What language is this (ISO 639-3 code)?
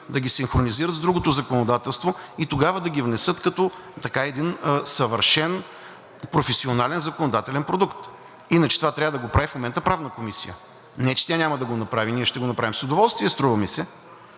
bul